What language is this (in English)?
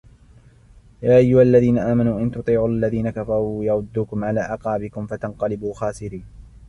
Arabic